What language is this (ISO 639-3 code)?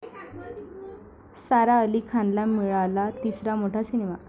mar